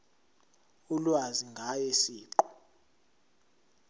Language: Zulu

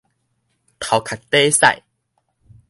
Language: Min Nan Chinese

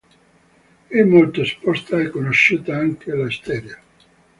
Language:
Italian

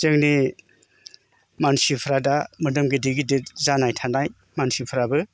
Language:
Bodo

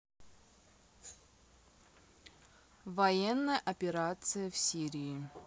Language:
Russian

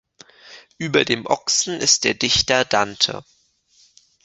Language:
German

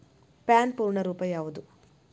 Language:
Kannada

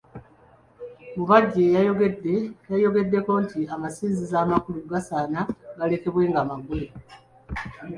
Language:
Ganda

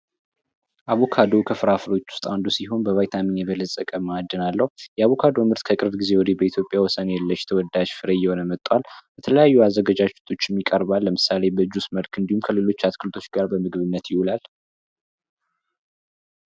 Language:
Amharic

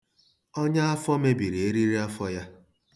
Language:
Igbo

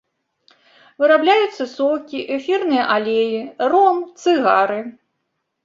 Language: Belarusian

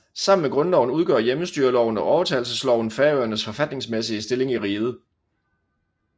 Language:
Danish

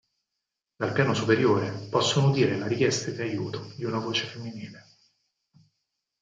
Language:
Italian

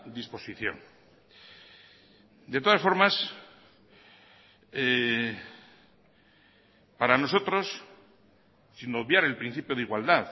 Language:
Spanish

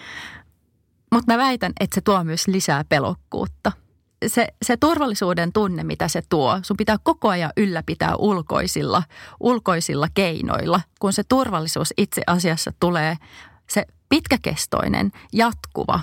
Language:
Finnish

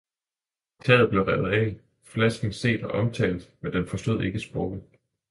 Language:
Danish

